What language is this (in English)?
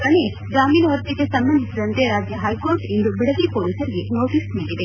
Kannada